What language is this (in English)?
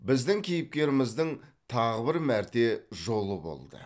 Kazakh